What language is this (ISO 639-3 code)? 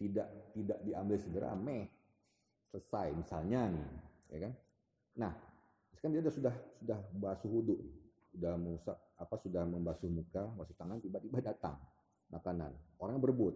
ind